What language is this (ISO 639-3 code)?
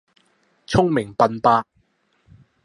yue